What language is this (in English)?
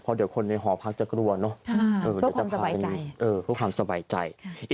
Thai